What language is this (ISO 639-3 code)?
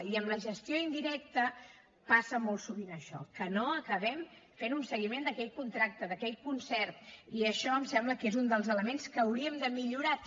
cat